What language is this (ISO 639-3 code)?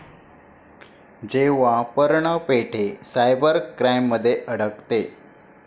mar